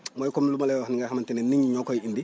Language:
Wolof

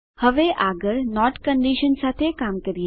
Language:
Gujarati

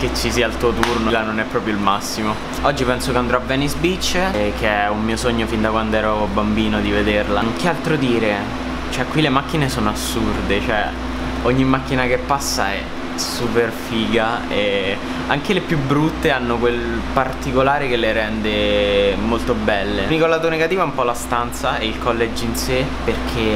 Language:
Italian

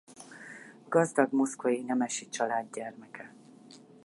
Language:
Hungarian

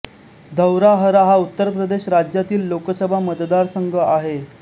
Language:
Marathi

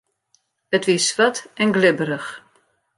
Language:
Western Frisian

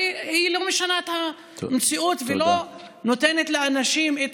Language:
Hebrew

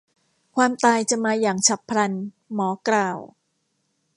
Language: Thai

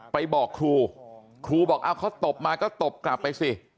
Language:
Thai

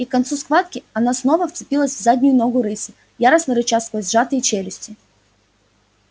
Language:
Russian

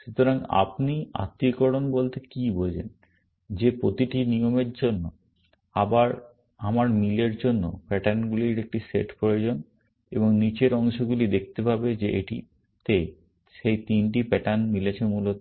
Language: Bangla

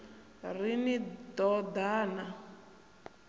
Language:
Venda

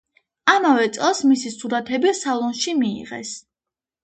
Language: Georgian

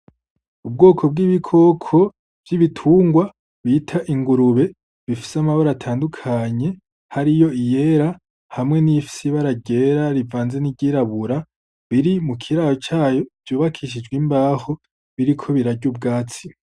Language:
Rundi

